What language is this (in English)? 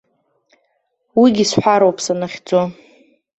Abkhazian